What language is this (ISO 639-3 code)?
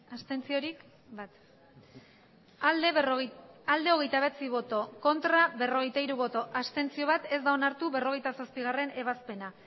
eus